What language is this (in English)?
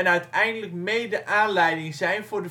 Dutch